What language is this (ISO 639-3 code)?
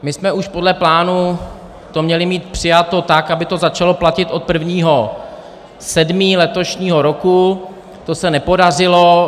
ces